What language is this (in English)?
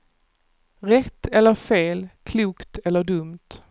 Swedish